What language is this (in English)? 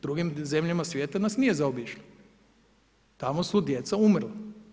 Croatian